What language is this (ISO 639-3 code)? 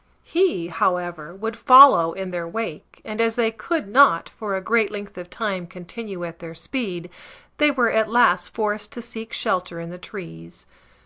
eng